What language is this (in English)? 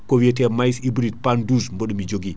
Fula